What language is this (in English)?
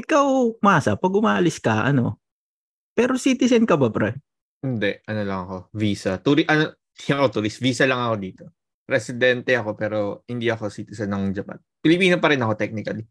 Filipino